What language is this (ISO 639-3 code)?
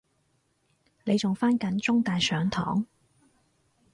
yue